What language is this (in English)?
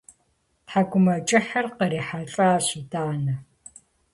Kabardian